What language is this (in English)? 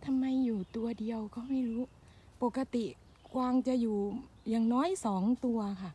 Thai